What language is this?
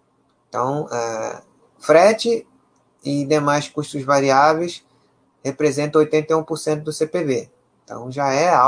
Portuguese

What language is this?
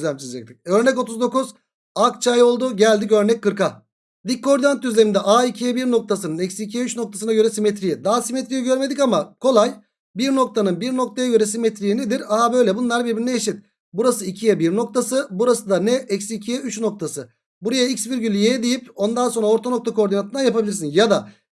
Turkish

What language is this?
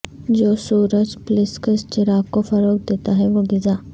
Urdu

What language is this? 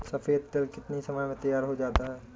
Hindi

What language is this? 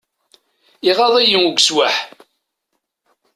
Kabyle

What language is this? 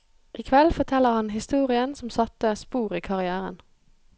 Norwegian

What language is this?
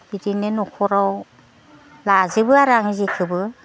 Bodo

